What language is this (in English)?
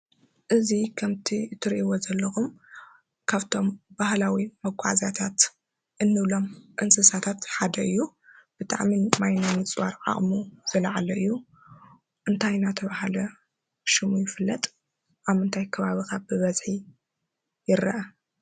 Tigrinya